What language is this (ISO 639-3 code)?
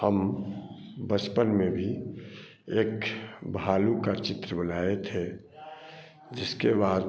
hin